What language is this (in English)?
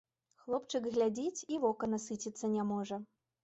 Belarusian